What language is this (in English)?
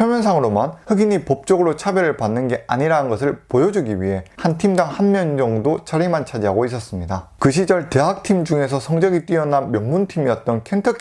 Korean